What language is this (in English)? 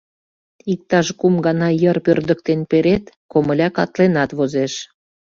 Mari